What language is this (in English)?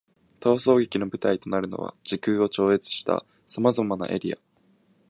Japanese